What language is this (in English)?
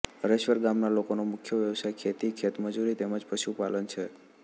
Gujarati